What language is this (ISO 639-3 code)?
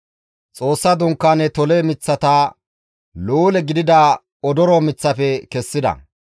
gmv